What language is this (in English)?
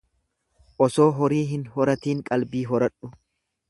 Oromo